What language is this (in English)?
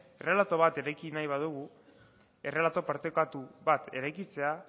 Basque